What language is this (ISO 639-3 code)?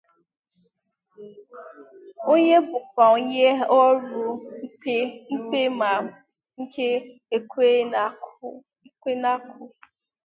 ibo